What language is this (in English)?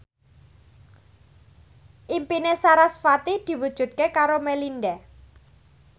Javanese